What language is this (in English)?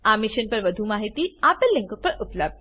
Gujarati